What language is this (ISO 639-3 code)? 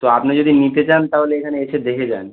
ben